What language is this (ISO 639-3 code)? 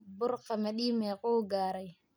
som